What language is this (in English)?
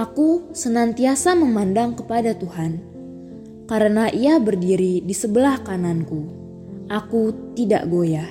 Indonesian